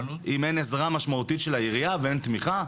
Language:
Hebrew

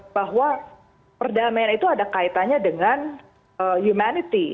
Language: Indonesian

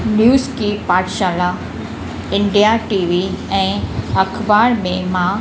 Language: Sindhi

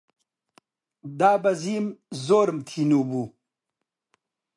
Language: Central Kurdish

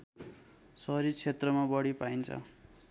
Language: Nepali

